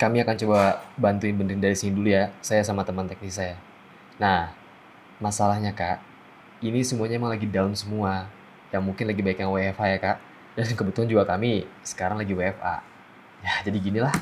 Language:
Indonesian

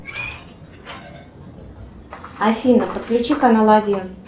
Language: Russian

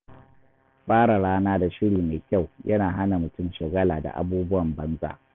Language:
Hausa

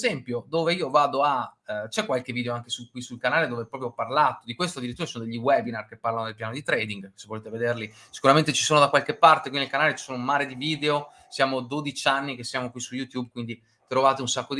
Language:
Italian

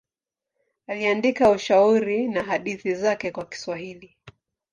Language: Swahili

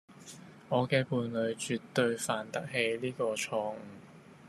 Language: Cantonese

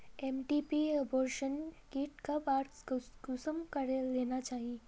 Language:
Magahi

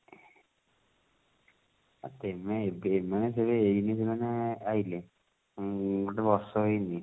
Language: Odia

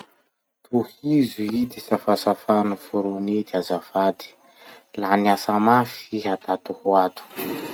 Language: Masikoro Malagasy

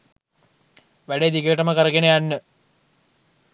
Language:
Sinhala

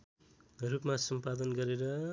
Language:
Nepali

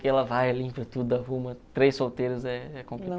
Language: Portuguese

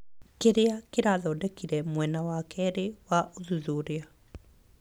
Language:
Kikuyu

